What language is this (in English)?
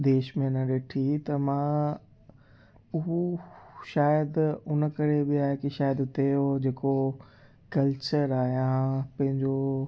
Sindhi